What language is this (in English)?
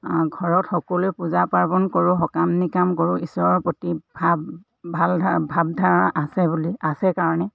Assamese